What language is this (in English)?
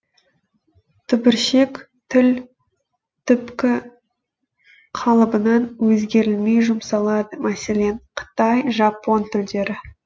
Kazakh